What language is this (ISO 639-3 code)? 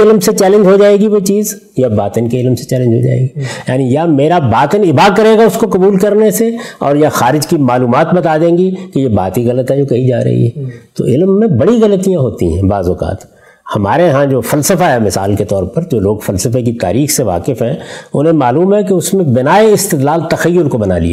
urd